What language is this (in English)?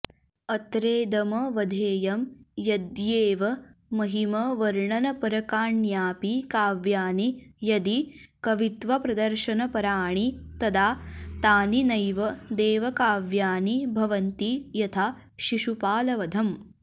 Sanskrit